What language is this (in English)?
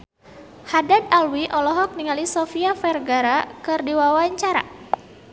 Sundanese